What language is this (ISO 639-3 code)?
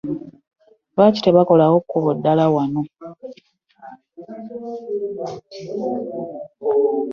lug